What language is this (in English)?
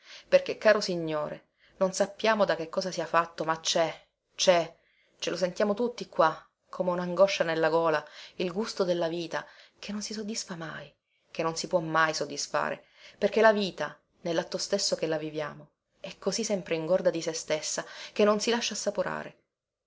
Italian